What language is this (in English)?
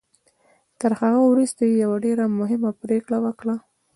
Pashto